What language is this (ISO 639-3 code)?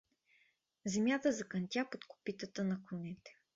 bul